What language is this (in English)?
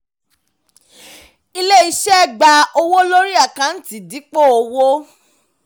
Yoruba